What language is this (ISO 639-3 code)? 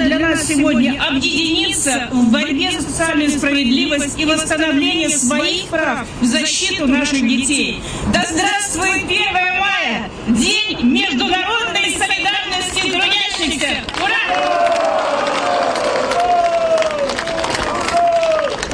rus